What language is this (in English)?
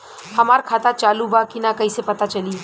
Bhojpuri